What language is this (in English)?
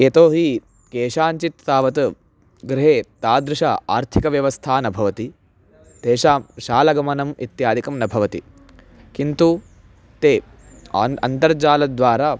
Sanskrit